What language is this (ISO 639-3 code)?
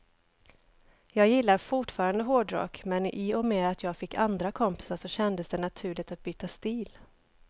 swe